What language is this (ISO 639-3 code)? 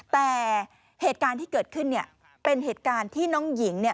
tha